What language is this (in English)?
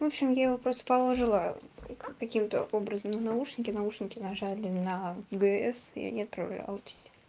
Russian